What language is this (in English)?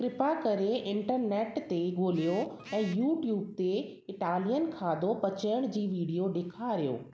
Sindhi